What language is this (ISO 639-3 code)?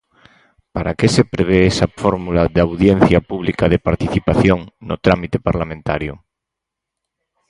glg